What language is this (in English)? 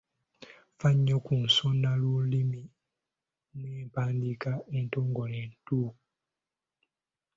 Ganda